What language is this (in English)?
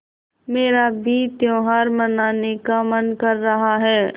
Hindi